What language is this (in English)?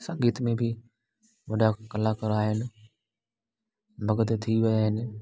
Sindhi